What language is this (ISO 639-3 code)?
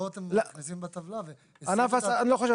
heb